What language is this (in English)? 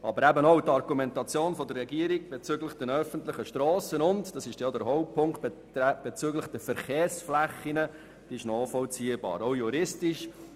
Swiss German